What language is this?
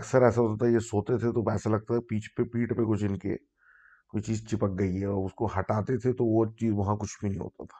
Urdu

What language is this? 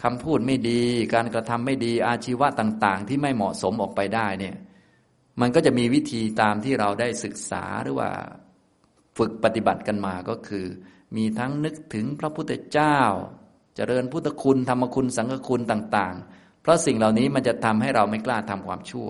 Thai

